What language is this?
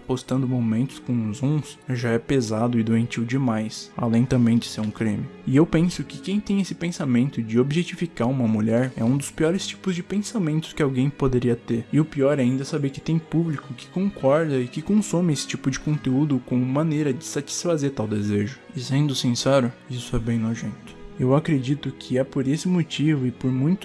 Portuguese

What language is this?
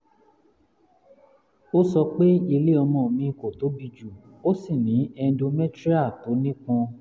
Yoruba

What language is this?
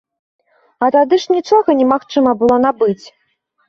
Belarusian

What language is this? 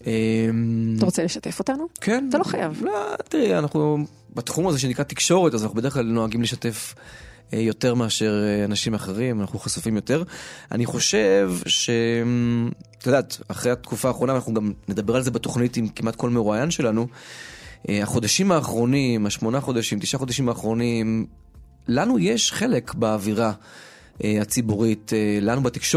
Hebrew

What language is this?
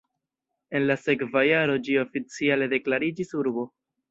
Esperanto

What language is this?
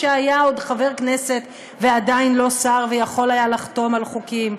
Hebrew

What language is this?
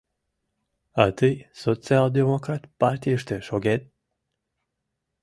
Mari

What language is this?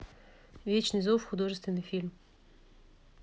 Russian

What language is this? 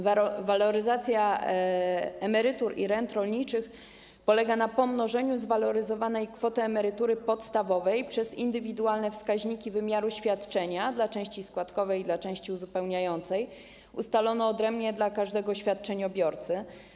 Polish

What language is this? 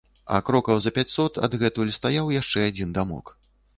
Belarusian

